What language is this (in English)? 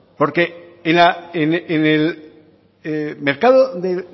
Spanish